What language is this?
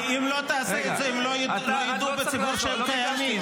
Hebrew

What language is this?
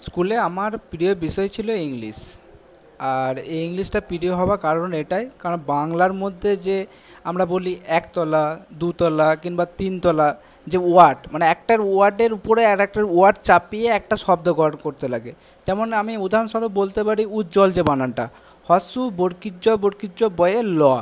Bangla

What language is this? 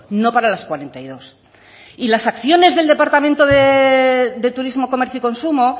Spanish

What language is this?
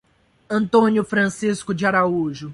Portuguese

